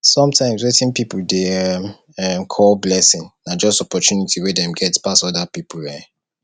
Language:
Nigerian Pidgin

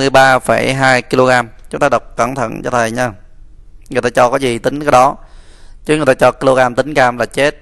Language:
Vietnamese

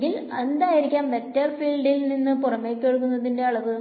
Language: Malayalam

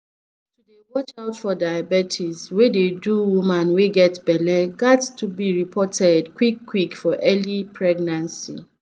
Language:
Nigerian Pidgin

